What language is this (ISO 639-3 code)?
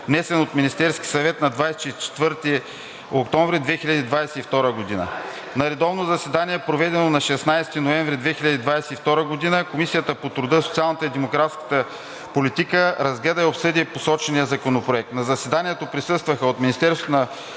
bul